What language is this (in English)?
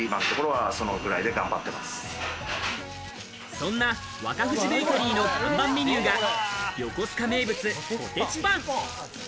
Japanese